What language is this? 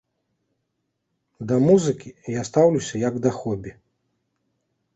Belarusian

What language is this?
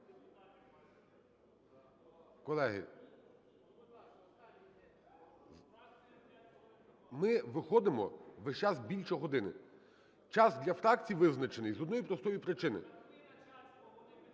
Ukrainian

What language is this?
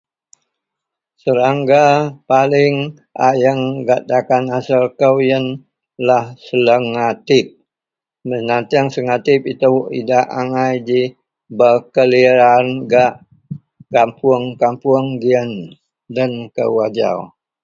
Central Melanau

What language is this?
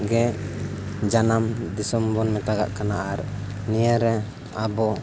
Santali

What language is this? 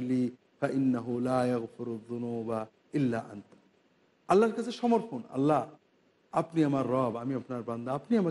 Turkish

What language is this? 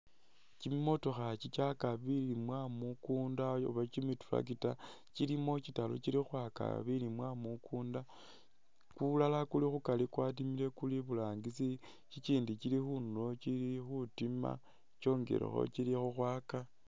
Masaaba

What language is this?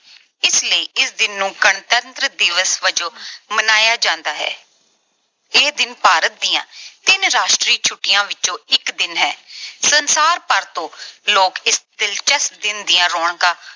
Punjabi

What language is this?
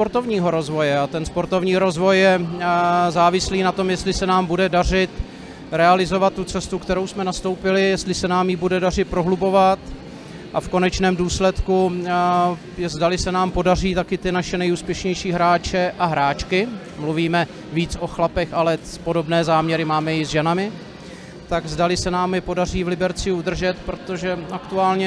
Czech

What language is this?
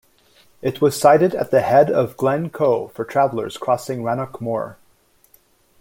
English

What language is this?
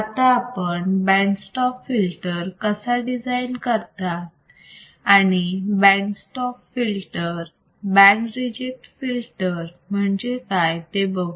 Marathi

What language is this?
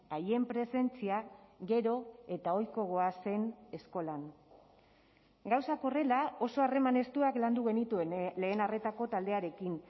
Basque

